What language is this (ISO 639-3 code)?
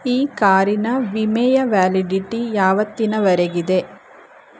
kan